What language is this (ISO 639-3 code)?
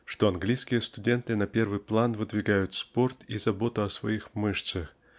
rus